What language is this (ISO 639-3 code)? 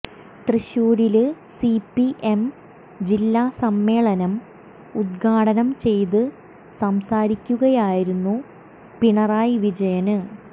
mal